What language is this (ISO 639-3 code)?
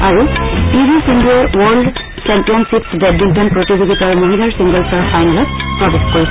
asm